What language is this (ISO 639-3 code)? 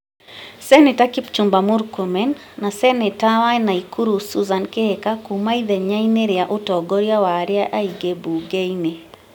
kik